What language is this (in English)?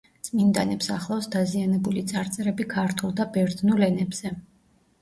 Georgian